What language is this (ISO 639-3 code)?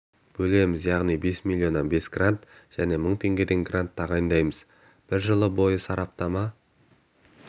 kaz